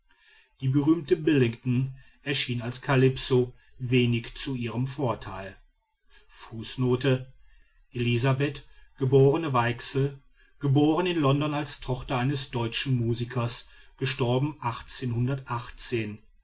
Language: German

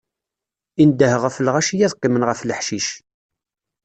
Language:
Kabyle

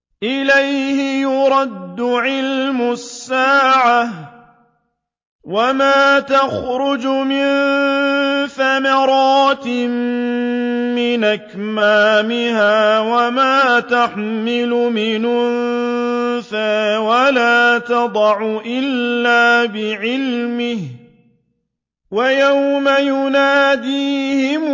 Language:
Arabic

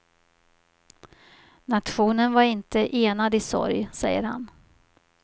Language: Swedish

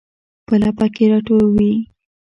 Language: Pashto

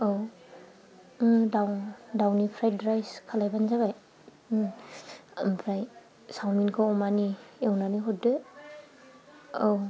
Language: Bodo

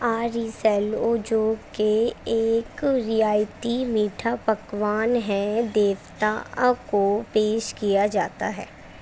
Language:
Urdu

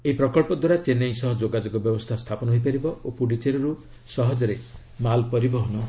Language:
Odia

